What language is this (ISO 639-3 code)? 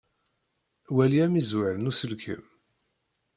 kab